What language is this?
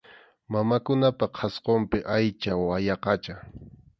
Arequipa-La Unión Quechua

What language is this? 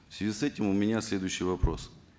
Kazakh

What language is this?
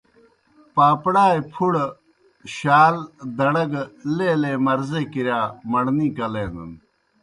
Kohistani Shina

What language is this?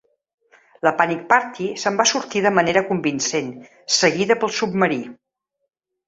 Catalan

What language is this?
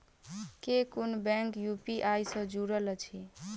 Maithili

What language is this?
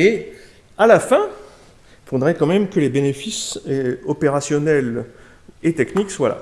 French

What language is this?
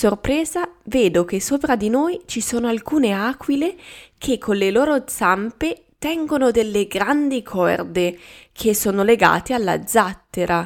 Italian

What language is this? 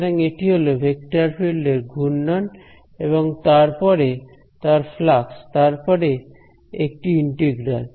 Bangla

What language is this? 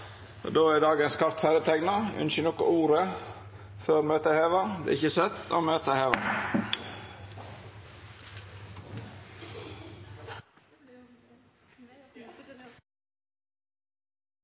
Norwegian Nynorsk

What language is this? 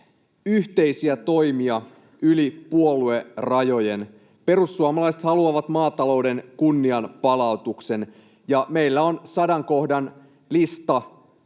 Finnish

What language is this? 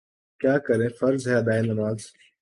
Urdu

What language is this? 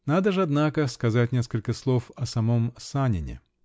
Russian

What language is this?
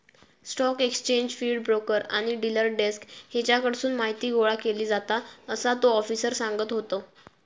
Marathi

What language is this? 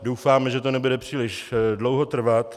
Czech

